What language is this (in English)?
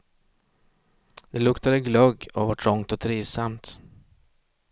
Swedish